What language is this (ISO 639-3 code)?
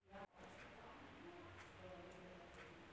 hne